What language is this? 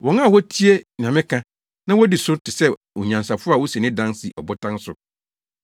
Akan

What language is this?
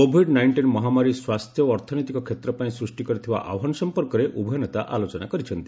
Odia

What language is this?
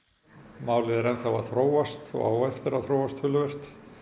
Icelandic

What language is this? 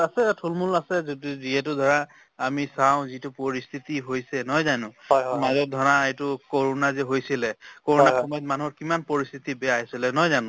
Assamese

